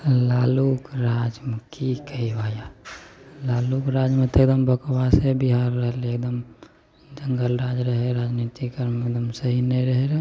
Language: Maithili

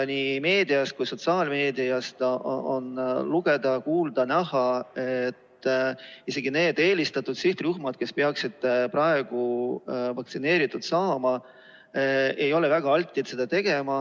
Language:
Estonian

